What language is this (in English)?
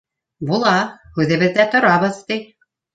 Bashkir